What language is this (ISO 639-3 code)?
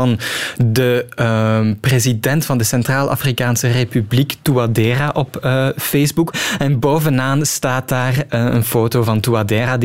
nld